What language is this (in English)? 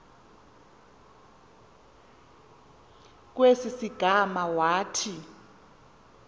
Xhosa